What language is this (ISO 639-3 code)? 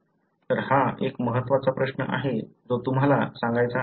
mar